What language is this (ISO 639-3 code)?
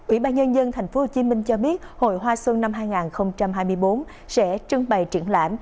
vie